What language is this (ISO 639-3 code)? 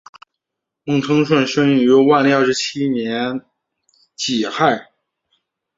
zho